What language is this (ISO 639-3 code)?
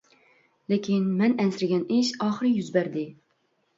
uig